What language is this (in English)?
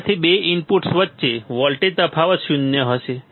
Gujarati